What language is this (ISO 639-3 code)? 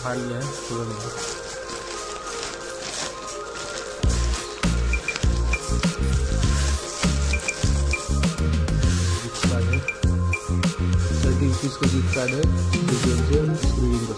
ara